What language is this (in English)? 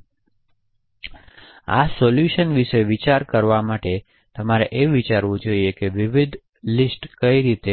Gujarati